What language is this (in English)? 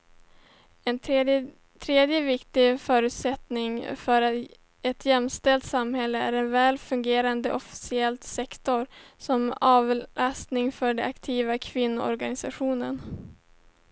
Swedish